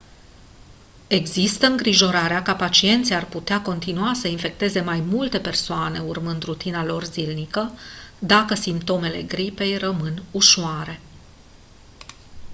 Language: Romanian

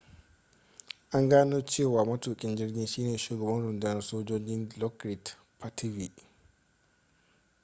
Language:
Hausa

